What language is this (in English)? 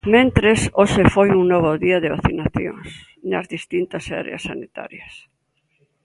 Galician